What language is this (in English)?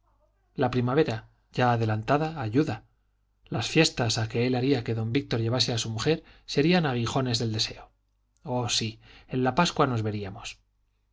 Spanish